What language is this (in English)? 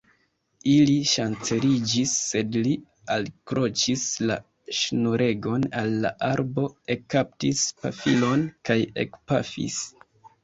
Esperanto